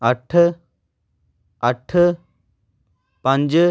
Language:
Punjabi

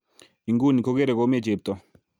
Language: Kalenjin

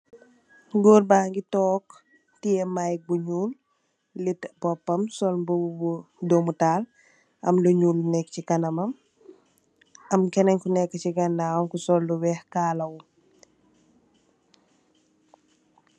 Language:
Wolof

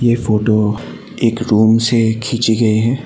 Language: Hindi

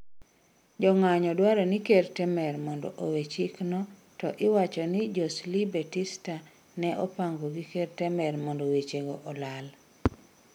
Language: Luo (Kenya and Tanzania)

